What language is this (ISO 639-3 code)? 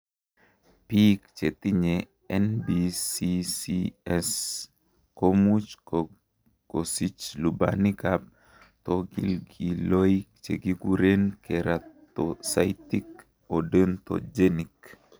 kln